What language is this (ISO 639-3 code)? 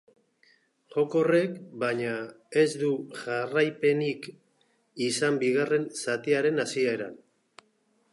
eus